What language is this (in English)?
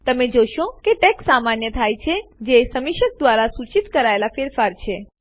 Gujarati